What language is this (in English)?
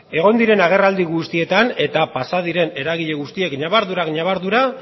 Basque